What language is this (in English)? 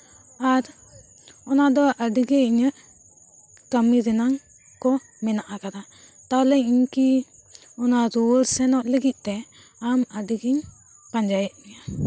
Santali